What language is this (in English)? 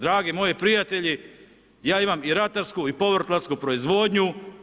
Croatian